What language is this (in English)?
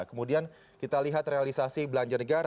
Indonesian